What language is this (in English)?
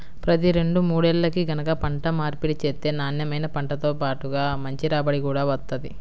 Telugu